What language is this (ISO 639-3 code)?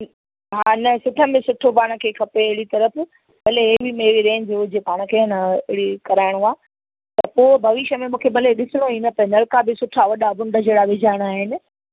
snd